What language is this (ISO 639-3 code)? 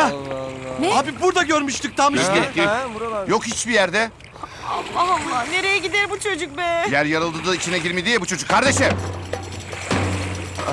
tur